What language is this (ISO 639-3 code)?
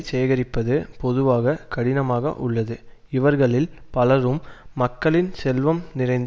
tam